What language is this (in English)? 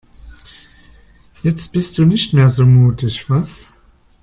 German